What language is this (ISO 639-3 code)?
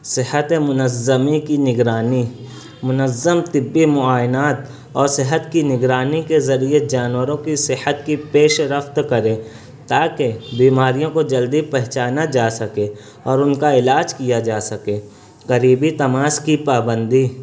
urd